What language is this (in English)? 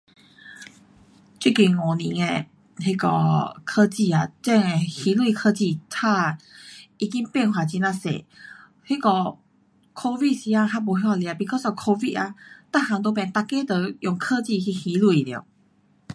Pu-Xian Chinese